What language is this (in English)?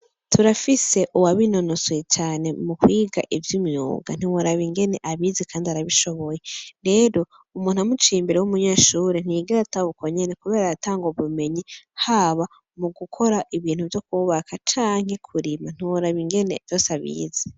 Rundi